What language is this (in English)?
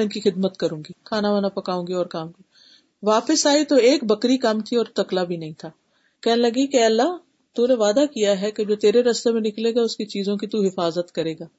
Urdu